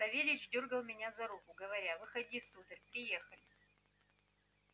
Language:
Russian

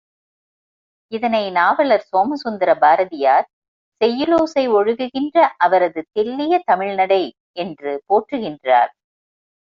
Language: Tamil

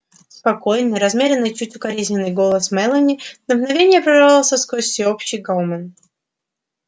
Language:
Russian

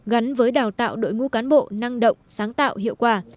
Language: Vietnamese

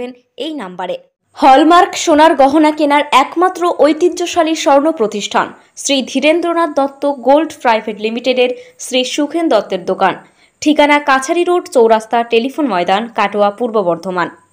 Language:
Turkish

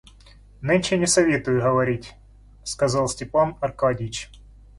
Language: Russian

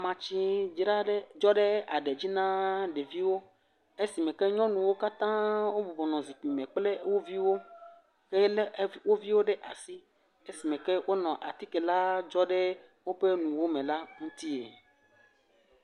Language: Ewe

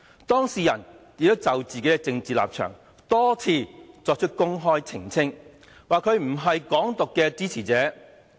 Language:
Cantonese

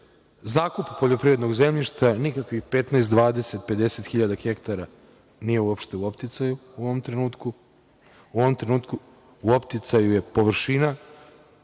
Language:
Serbian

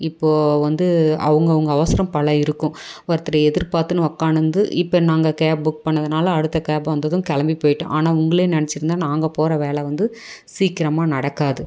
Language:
Tamil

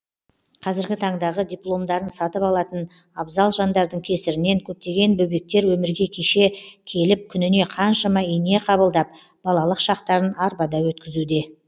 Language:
Kazakh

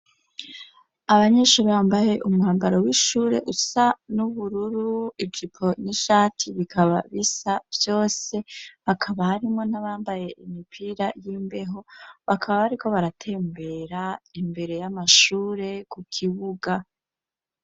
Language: Rundi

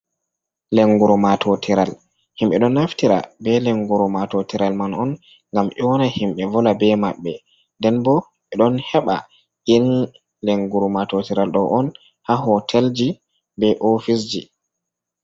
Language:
Fula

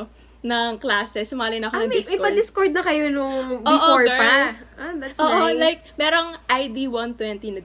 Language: Filipino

